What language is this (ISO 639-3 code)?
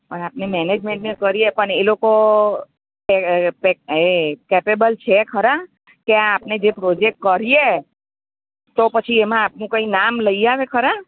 guj